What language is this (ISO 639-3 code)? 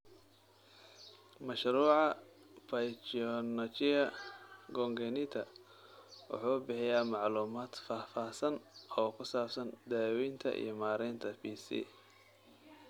som